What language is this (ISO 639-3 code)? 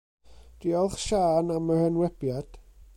cym